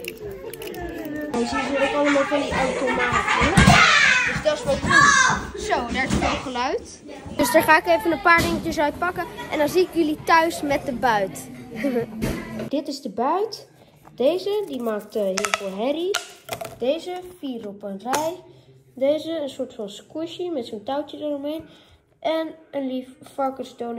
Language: Dutch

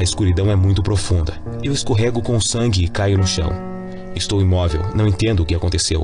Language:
Portuguese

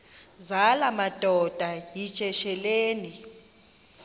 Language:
Xhosa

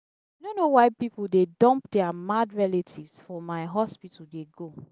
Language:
Nigerian Pidgin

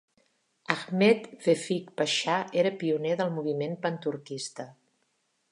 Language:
Catalan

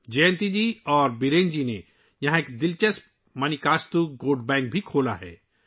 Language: Urdu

